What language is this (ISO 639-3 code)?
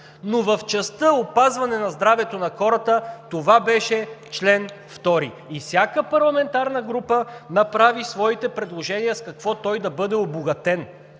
bul